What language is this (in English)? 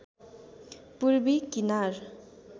Nepali